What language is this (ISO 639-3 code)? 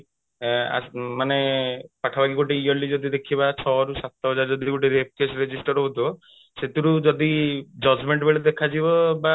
ori